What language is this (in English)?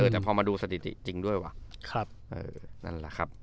Thai